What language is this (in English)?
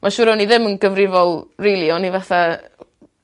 Welsh